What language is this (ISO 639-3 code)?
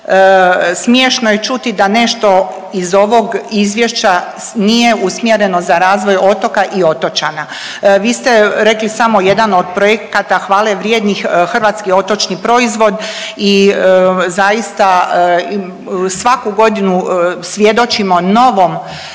hrv